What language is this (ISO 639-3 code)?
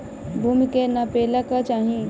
bho